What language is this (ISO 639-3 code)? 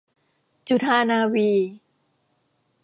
tha